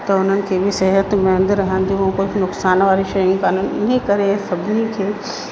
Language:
Sindhi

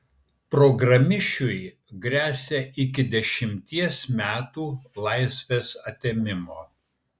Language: Lithuanian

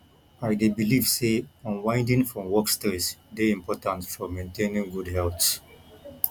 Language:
Nigerian Pidgin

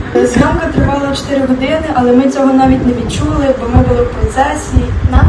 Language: Ukrainian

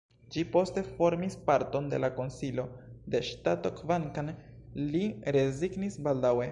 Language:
Esperanto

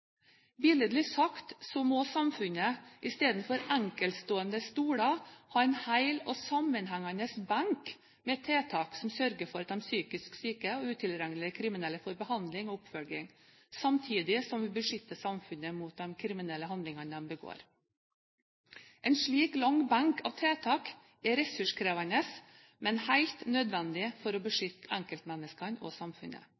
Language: Norwegian Bokmål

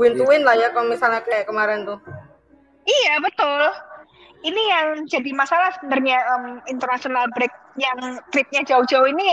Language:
Indonesian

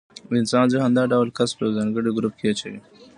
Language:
Pashto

